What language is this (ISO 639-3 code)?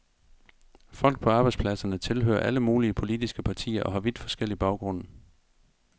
dan